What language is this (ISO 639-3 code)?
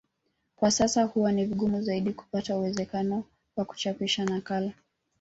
swa